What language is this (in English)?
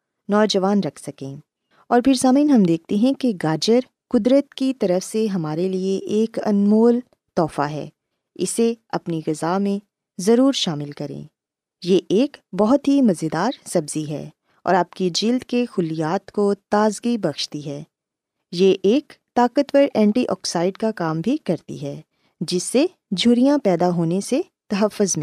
Urdu